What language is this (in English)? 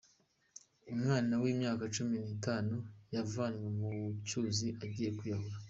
Kinyarwanda